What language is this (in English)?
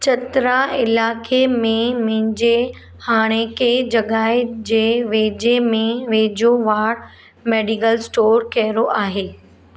Sindhi